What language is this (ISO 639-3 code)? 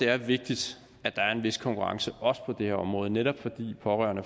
dan